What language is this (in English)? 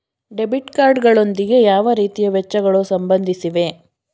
Kannada